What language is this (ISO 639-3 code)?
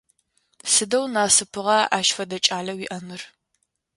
ady